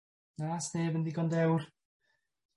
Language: Welsh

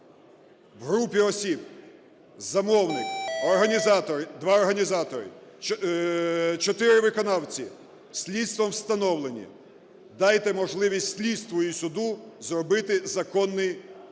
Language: Ukrainian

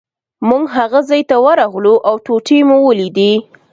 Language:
Pashto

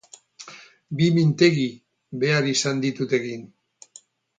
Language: Basque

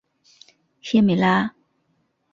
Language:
Chinese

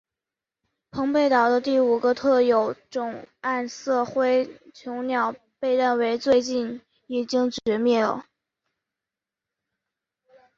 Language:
Chinese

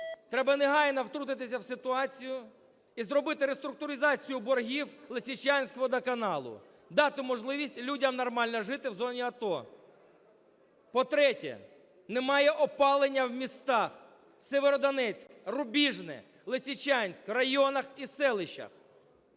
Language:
Ukrainian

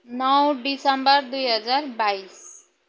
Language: Nepali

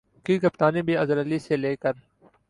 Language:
Urdu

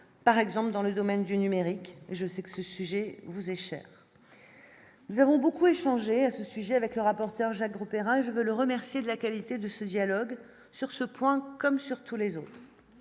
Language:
French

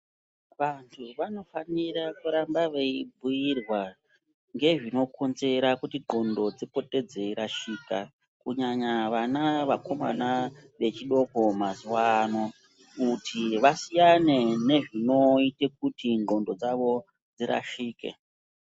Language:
Ndau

